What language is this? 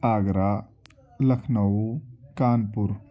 Urdu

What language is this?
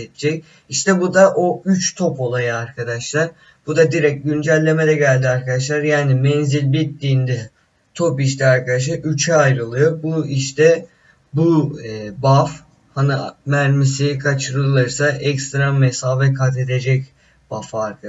Turkish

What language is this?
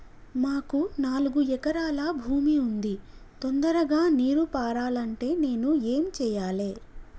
Telugu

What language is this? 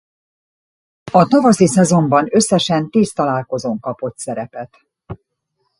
Hungarian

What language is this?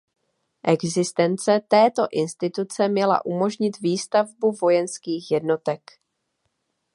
Czech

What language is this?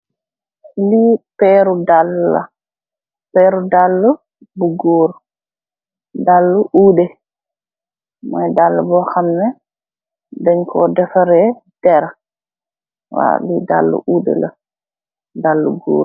Wolof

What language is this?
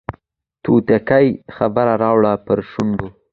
Pashto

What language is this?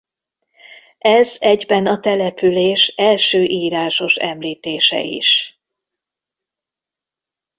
Hungarian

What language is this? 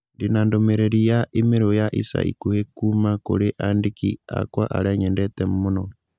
Kikuyu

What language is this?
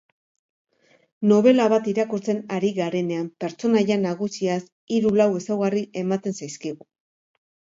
Basque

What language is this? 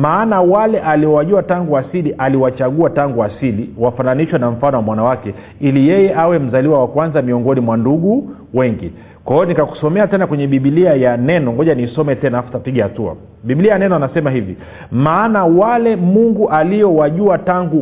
Swahili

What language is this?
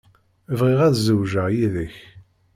Kabyle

